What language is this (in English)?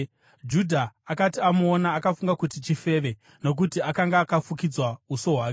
Shona